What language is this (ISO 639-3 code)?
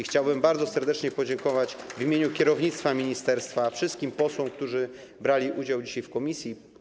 pol